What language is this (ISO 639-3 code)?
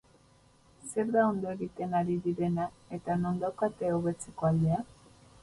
eus